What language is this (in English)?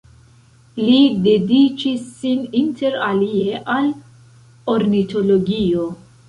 Esperanto